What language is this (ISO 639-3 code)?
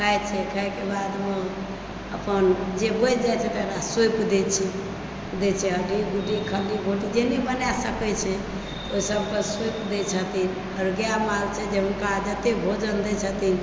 mai